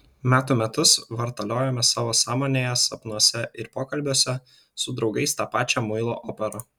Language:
Lithuanian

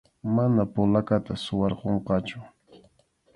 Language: Arequipa-La Unión Quechua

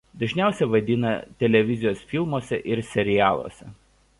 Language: Lithuanian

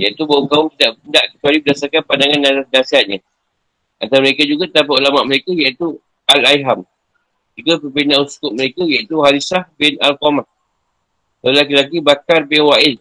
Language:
Malay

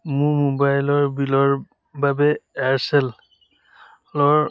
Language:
Assamese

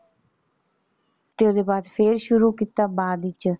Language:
Punjabi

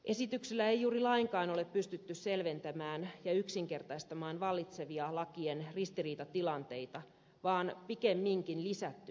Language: Finnish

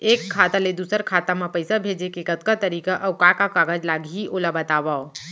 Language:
Chhattisgarhi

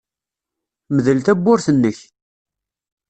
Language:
Kabyle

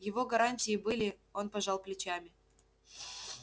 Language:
Russian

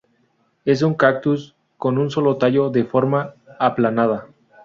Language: Spanish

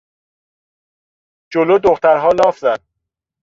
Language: Persian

